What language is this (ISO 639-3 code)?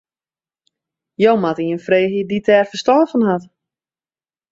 fry